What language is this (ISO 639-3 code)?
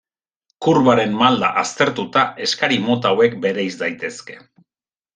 eus